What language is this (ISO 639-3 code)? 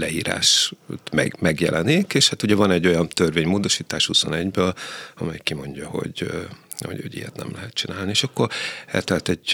hun